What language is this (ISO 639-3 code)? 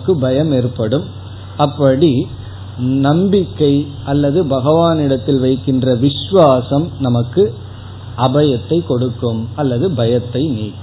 tam